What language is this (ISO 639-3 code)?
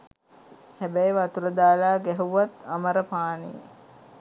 sin